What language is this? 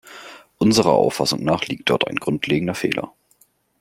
German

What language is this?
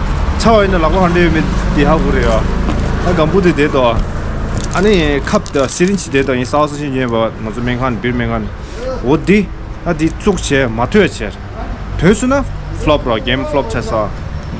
Romanian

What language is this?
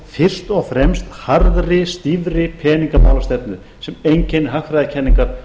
Icelandic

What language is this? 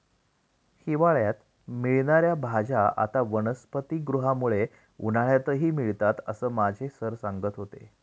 Marathi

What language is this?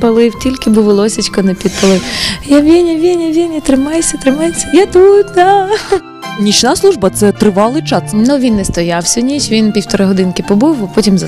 Ukrainian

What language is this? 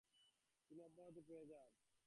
Bangla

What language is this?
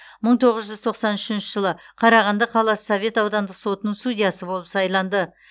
Kazakh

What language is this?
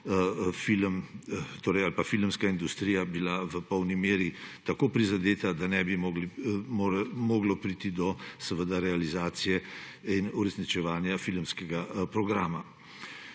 Slovenian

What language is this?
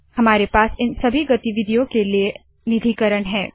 Hindi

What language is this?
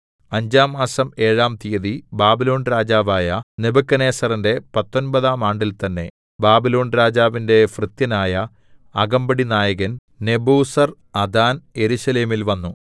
Malayalam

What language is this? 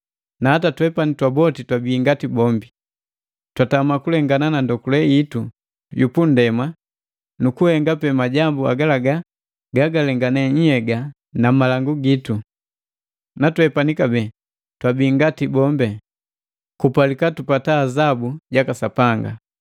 Matengo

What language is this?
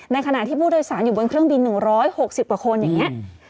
Thai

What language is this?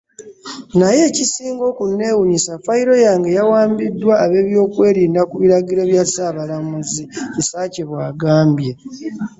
Ganda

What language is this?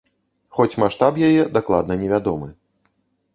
Belarusian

